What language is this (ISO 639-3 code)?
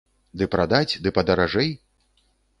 bel